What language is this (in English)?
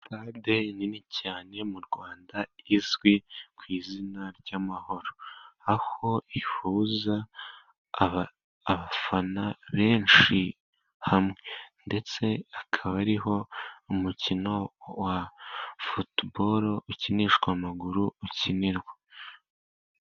Kinyarwanda